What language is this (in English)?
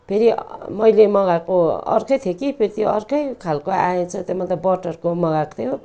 Nepali